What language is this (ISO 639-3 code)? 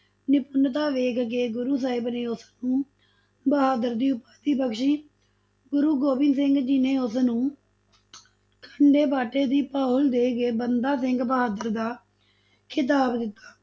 pan